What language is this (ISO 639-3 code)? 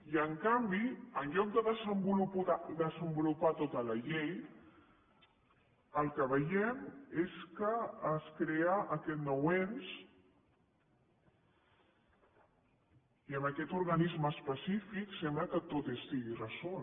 cat